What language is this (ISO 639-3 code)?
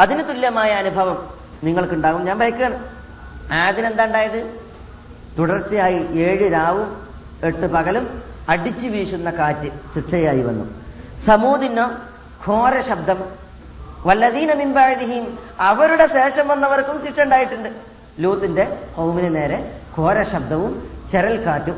mal